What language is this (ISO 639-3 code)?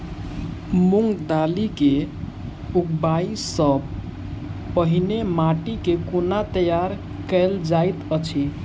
mai